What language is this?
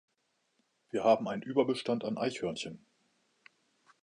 German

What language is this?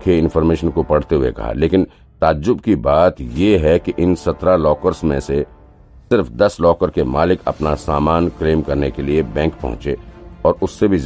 Hindi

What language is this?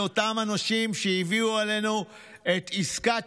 Hebrew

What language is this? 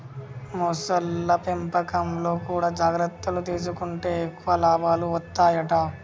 Telugu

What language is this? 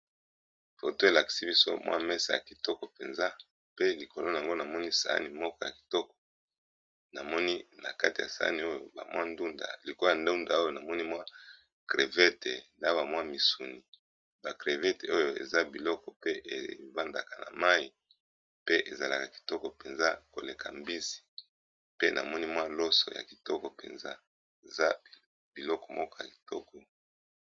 Lingala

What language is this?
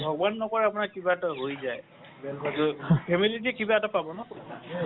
Assamese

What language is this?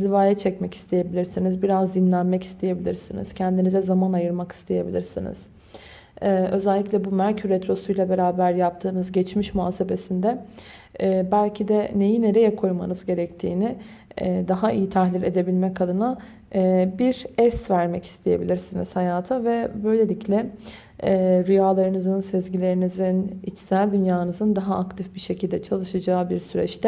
Turkish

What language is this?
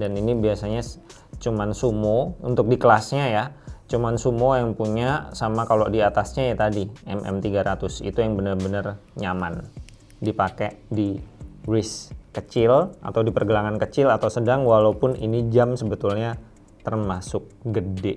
Indonesian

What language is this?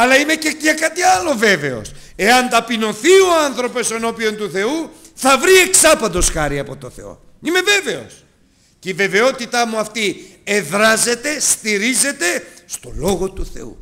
Greek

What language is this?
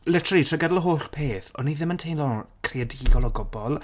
Welsh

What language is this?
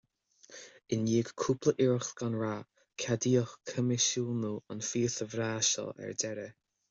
Irish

